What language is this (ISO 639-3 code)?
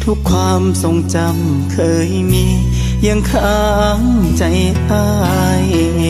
tha